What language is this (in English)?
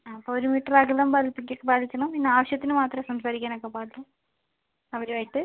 Malayalam